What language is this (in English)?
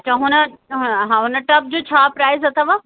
Sindhi